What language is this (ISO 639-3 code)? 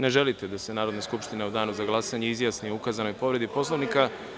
srp